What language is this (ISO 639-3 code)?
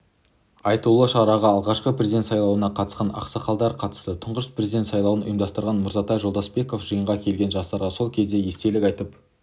kaz